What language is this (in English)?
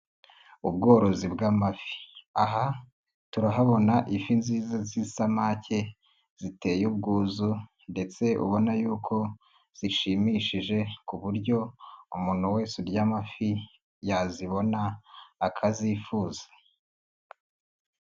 Kinyarwanda